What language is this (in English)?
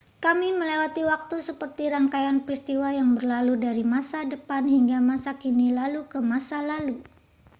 Indonesian